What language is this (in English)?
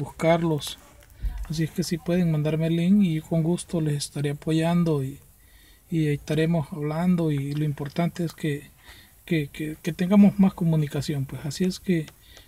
Spanish